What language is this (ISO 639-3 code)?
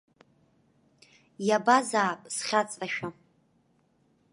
abk